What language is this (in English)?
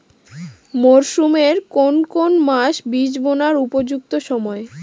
Bangla